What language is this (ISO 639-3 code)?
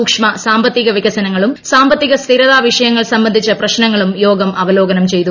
mal